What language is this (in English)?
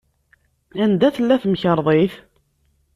Kabyle